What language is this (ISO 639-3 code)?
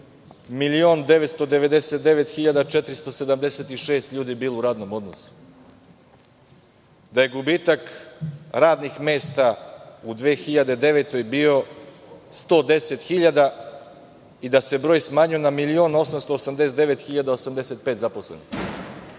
srp